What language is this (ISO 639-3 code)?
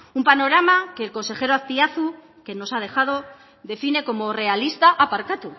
spa